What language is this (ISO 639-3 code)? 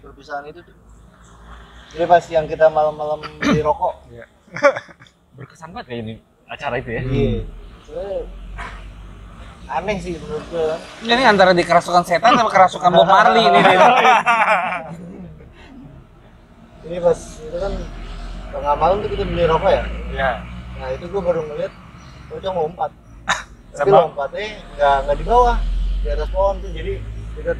ind